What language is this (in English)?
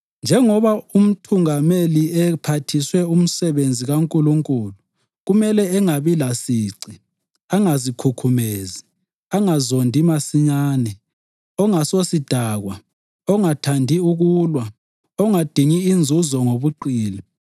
North Ndebele